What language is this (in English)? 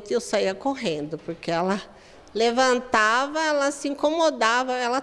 Portuguese